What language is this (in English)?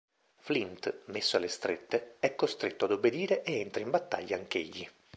Italian